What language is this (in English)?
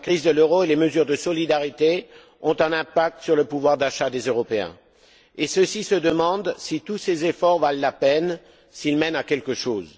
French